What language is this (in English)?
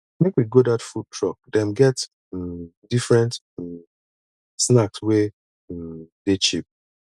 Nigerian Pidgin